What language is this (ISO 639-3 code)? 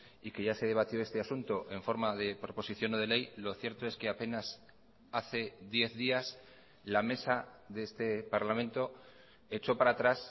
spa